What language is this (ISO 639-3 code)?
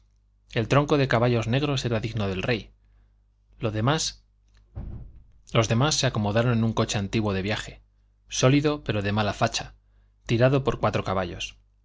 spa